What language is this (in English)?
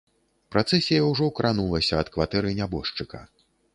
Belarusian